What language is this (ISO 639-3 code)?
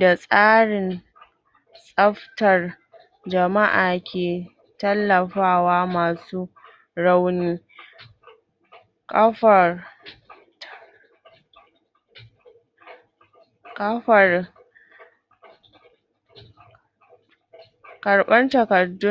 hau